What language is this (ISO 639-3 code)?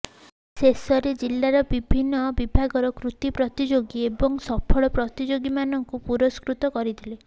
ori